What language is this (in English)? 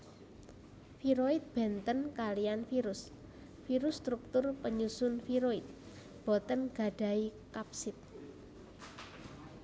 Javanese